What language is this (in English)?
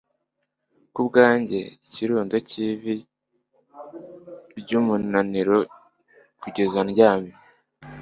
Kinyarwanda